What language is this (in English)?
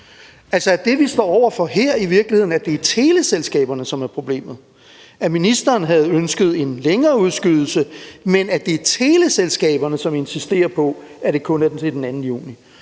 Danish